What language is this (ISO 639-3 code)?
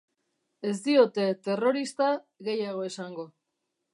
eus